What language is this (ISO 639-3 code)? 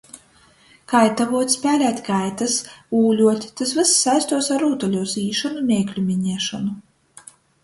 ltg